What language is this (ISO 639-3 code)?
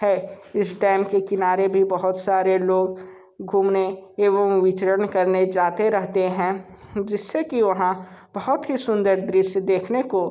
hin